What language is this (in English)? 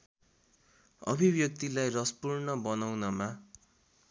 Nepali